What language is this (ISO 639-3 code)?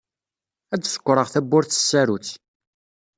kab